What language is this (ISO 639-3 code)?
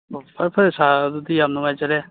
mni